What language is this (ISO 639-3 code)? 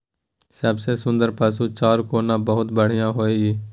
mai